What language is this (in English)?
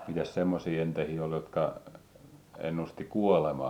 Finnish